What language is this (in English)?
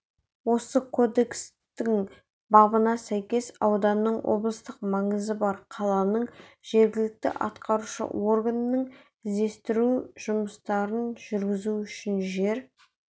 Kazakh